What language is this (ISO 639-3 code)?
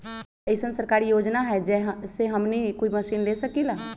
mag